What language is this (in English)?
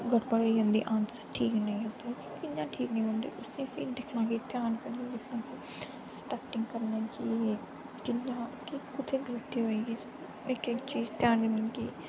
Dogri